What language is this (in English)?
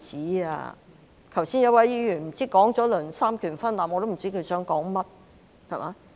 Cantonese